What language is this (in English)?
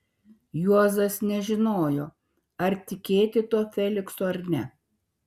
Lithuanian